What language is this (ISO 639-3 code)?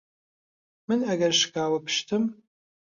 ckb